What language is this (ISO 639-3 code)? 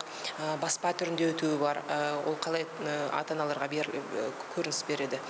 tur